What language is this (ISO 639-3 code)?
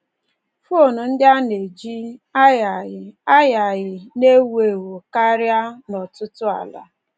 ibo